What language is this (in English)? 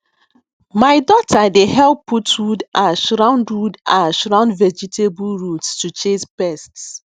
Nigerian Pidgin